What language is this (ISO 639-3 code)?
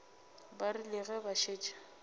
nso